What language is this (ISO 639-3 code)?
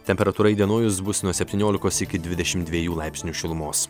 lit